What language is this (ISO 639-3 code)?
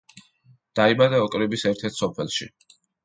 kat